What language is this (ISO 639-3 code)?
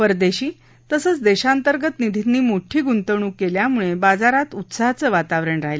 mar